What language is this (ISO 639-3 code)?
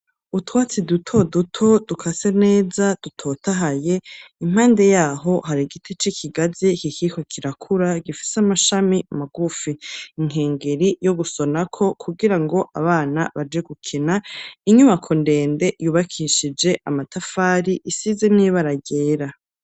run